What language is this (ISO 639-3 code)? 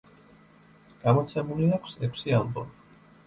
kat